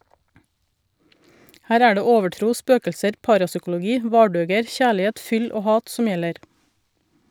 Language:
Norwegian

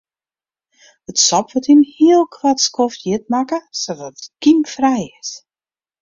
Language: Western Frisian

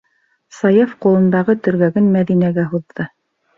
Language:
Bashkir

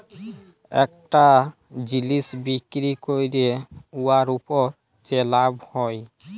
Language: Bangla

